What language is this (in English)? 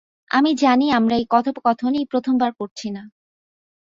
Bangla